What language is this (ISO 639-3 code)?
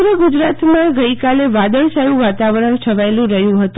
guj